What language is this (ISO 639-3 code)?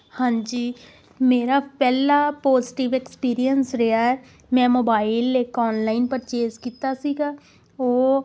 pan